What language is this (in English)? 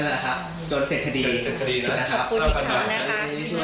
Thai